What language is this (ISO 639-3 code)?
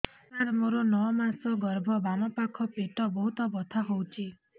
ori